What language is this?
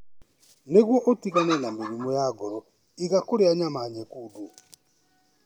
Kikuyu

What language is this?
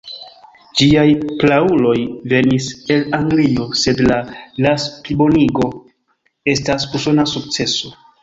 Esperanto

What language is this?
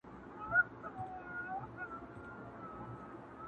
Pashto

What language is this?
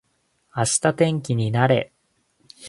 Japanese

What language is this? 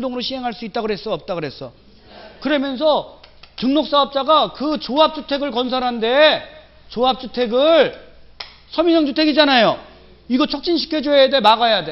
Korean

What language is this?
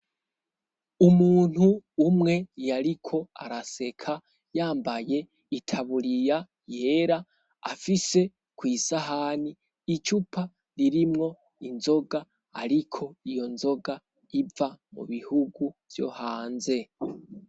Rundi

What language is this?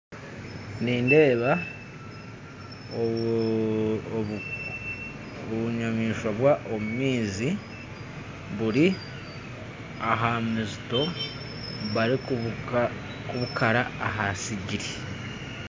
Nyankole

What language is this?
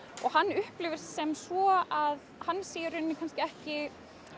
Icelandic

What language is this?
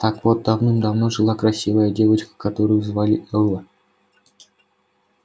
Russian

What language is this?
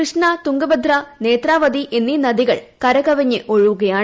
Malayalam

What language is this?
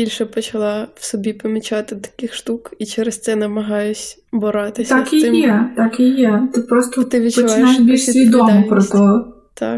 Ukrainian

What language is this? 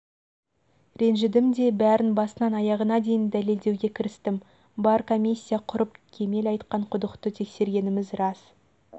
Kazakh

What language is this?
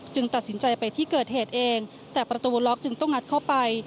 Thai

